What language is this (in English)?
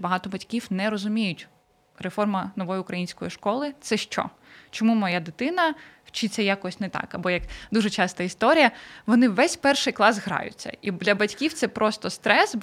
Ukrainian